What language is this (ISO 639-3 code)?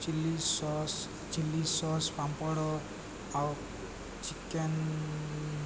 ori